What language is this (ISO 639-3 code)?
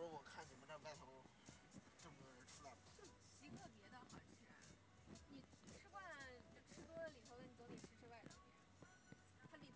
zho